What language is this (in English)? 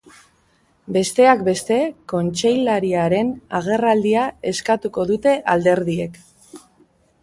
Basque